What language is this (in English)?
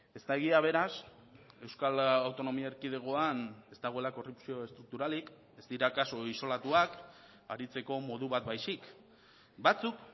Basque